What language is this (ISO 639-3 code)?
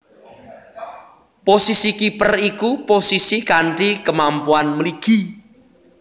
jav